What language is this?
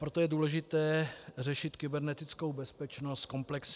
Czech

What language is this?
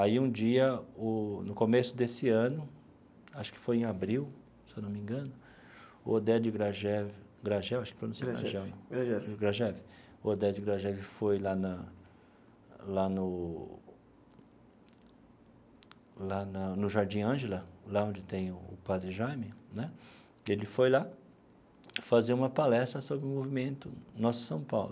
Portuguese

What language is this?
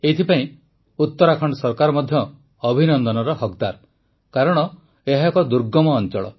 Odia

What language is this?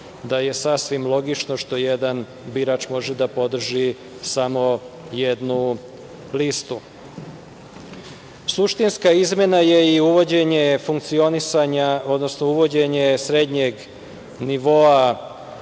Serbian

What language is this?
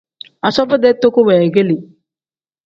Tem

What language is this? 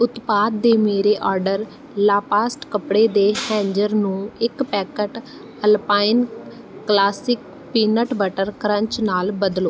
Punjabi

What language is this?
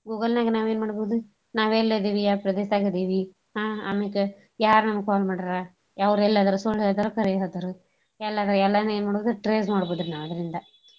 Kannada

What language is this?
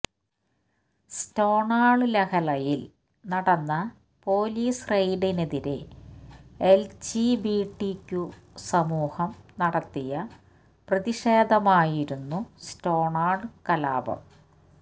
Malayalam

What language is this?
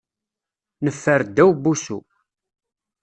Kabyle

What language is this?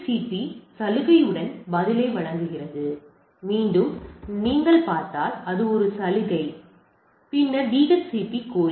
Tamil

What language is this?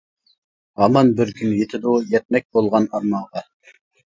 Uyghur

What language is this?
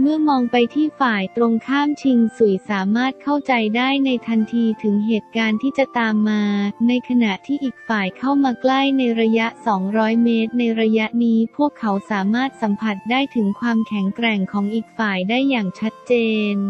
Thai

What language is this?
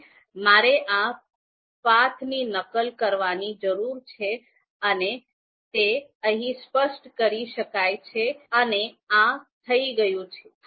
Gujarati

